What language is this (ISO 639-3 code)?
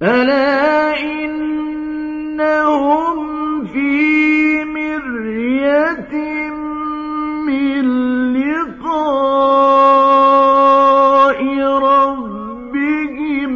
ara